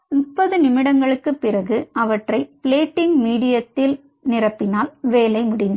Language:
Tamil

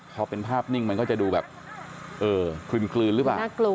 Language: Thai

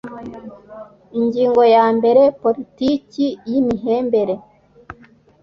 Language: Kinyarwanda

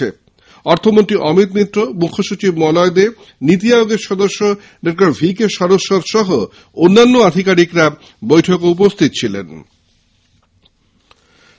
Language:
Bangla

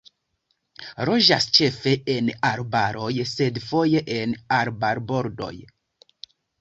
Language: Esperanto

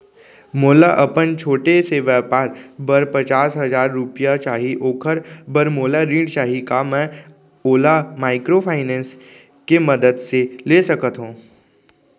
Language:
Chhattisgarhi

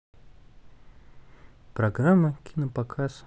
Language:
Russian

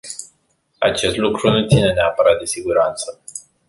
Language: Romanian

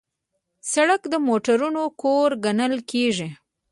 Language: Pashto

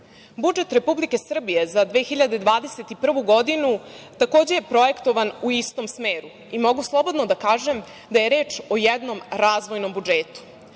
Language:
Serbian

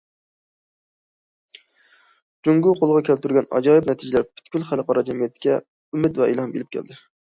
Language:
Uyghur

